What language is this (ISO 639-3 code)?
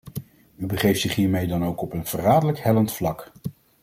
nld